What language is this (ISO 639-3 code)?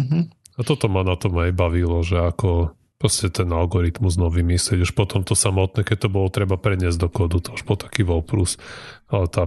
slk